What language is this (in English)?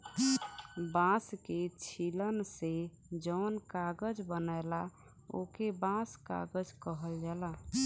Bhojpuri